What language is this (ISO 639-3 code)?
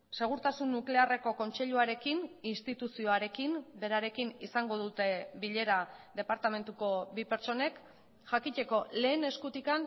eus